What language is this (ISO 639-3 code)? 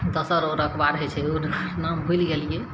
mai